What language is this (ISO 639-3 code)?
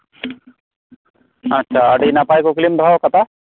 sat